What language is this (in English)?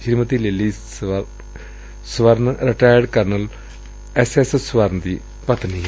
Punjabi